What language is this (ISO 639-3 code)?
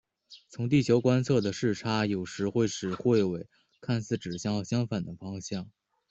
zho